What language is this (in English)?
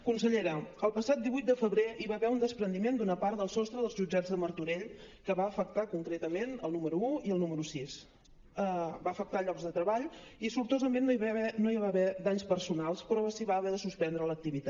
Catalan